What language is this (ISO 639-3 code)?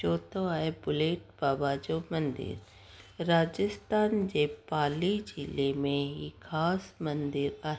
snd